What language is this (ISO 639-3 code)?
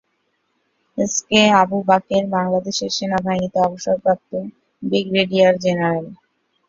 ben